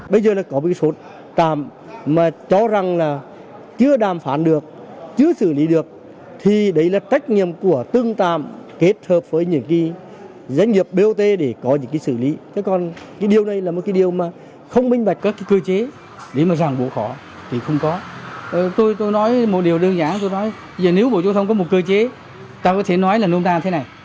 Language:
Vietnamese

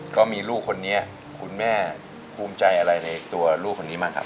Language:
Thai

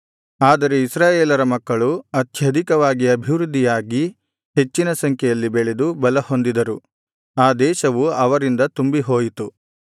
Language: Kannada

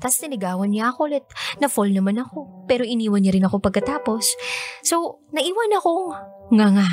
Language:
Filipino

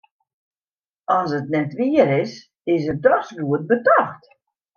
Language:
Western Frisian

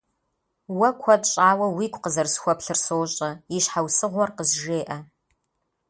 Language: Kabardian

